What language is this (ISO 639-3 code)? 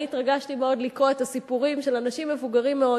heb